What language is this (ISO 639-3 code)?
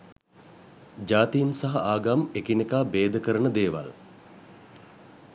sin